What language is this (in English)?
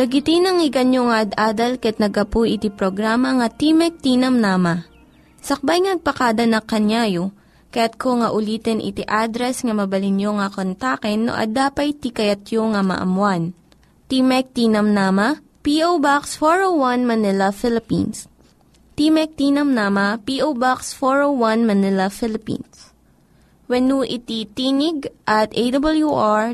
Filipino